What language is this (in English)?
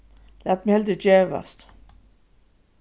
Faroese